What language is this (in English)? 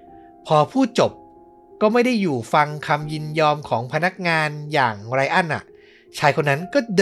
Thai